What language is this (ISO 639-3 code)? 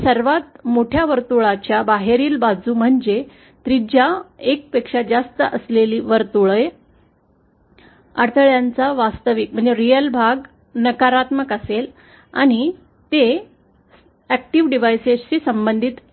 mar